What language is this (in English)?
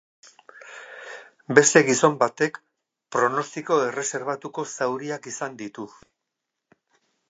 Basque